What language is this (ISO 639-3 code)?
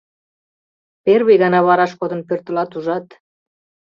chm